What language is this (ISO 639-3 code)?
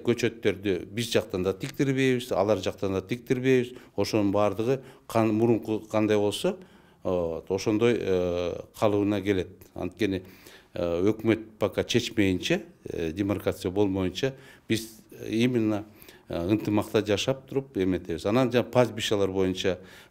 tur